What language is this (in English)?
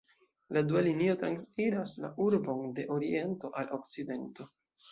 Esperanto